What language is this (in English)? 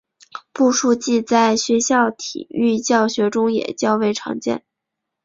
Chinese